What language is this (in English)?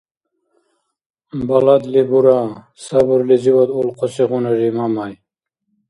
Dargwa